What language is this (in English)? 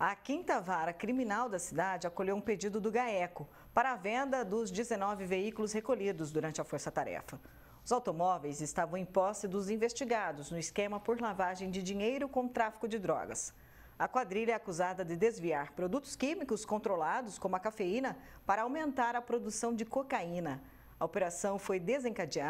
Portuguese